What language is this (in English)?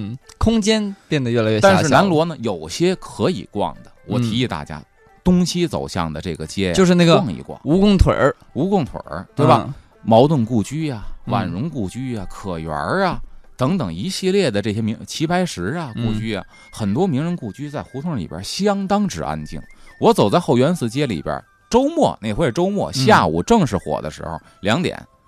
Chinese